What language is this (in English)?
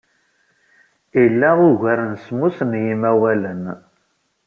Kabyle